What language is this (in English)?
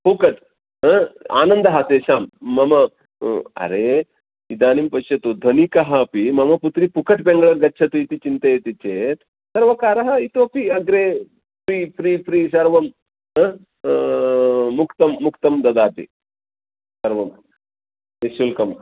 Sanskrit